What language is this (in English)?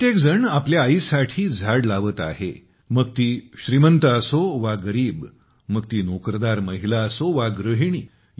Marathi